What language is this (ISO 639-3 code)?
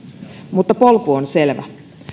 fin